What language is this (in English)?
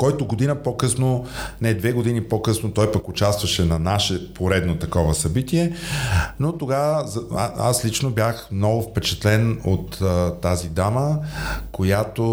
Bulgarian